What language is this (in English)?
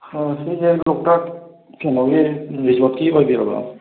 Manipuri